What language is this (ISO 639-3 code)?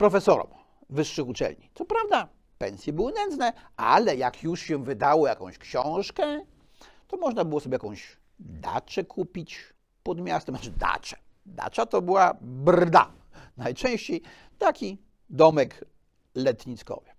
pol